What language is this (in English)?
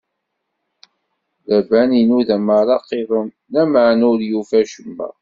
Kabyle